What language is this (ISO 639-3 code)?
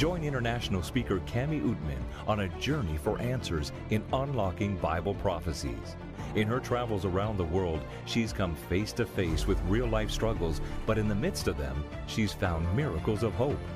ben